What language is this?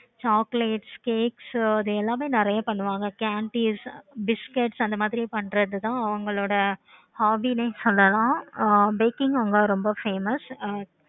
Tamil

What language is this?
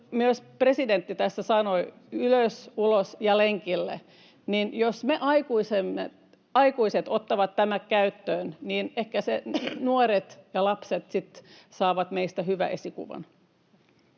Finnish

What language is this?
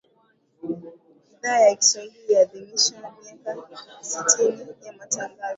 Swahili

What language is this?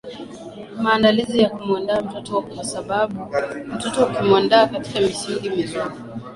Swahili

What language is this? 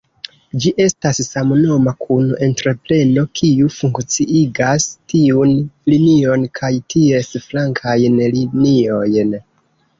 Esperanto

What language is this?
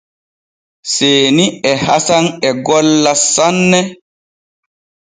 Borgu Fulfulde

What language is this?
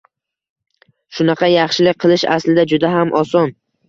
Uzbek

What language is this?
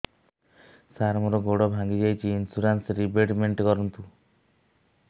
Odia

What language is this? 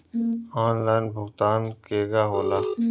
Bhojpuri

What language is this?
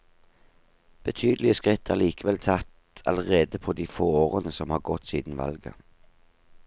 Norwegian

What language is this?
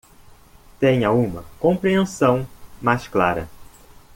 Portuguese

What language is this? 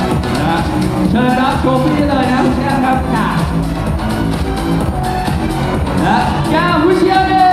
Thai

